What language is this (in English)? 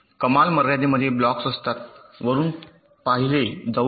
Marathi